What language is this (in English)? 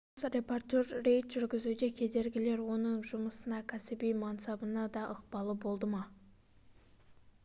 Kazakh